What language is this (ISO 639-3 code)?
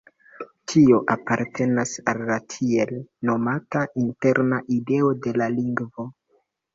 epo